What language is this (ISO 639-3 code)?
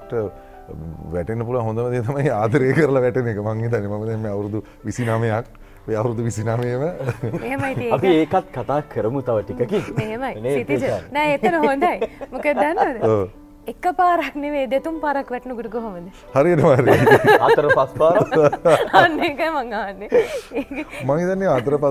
ind